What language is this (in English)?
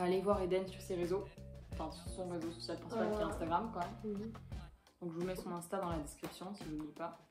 French